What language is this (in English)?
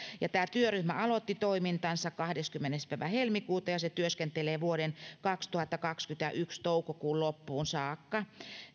Finnish